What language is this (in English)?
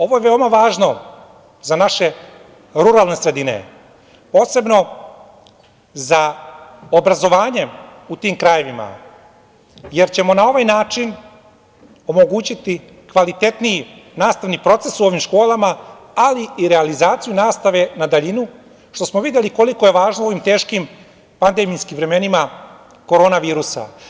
Serbian